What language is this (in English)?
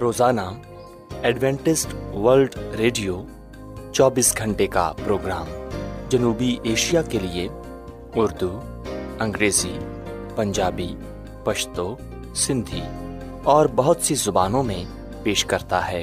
Urdu